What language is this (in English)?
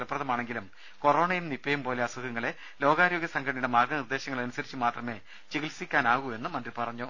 Malayalam